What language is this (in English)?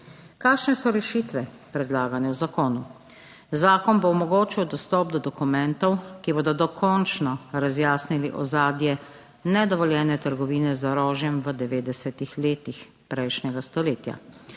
Slovenian